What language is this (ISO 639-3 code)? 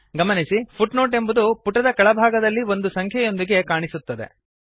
kan